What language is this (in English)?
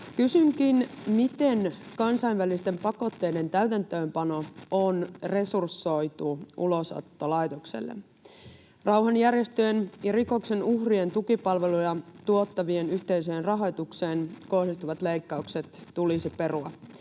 Finnish